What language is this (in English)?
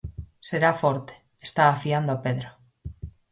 Galician